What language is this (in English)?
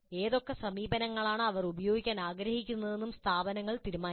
Malayalam